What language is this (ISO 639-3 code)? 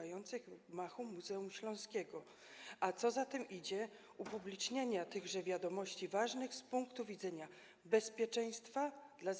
pol